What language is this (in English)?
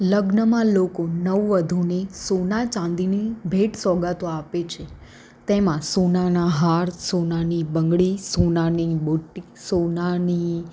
Gujarati